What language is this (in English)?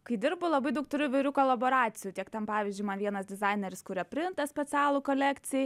Lithuanian